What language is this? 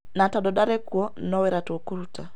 Kikuyu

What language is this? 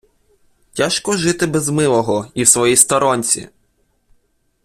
Ukrainian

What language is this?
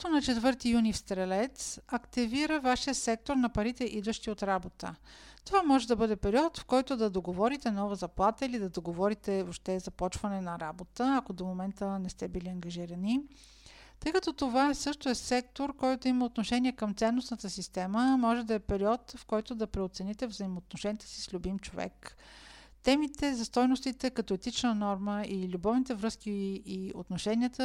Bulgarian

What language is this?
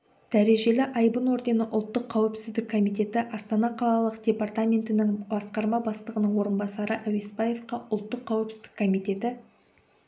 Kazakh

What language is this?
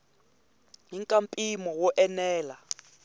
Tsonga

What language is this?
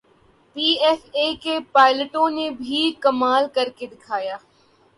Urdu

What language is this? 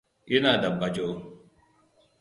Hausa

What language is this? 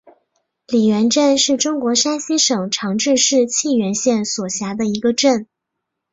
Chinese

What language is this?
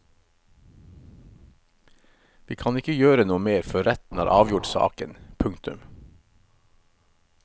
Norwegian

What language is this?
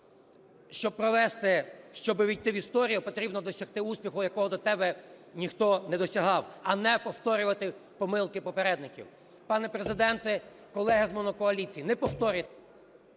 Ukrainian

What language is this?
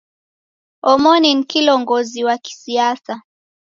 Taita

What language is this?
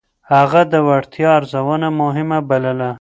Pashto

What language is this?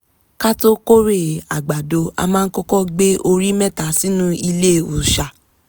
Yoruba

